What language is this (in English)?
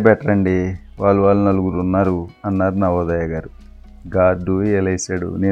Telugu